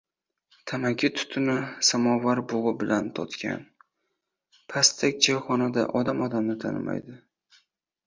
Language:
Uzbek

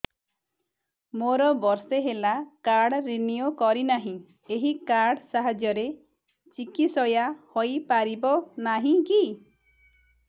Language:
Odia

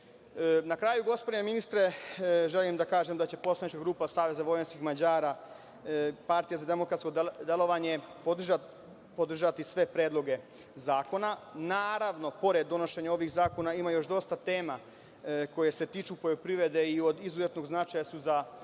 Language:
Serbian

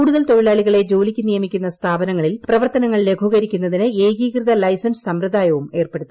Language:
Malayalam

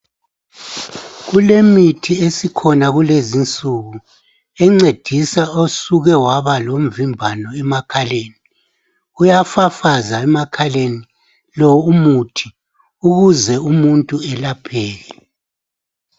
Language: North Ndebele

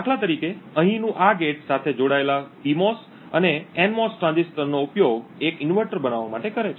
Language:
Gujarati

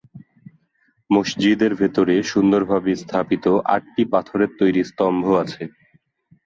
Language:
Bangla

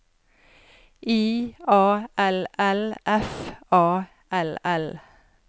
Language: Norwegian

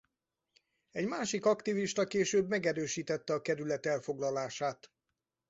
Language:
Hungarian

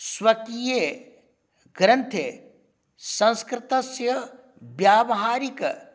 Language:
Sanskrit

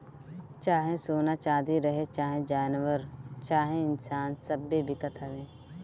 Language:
Bhojpuri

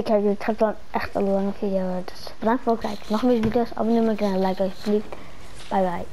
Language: Dutch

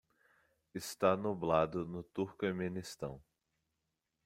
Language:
Portuguese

